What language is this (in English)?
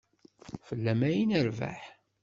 Kabyle